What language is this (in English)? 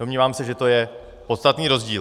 Czech